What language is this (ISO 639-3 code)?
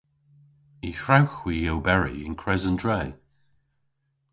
cor